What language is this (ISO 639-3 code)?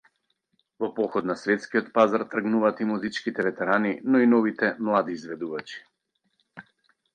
mkd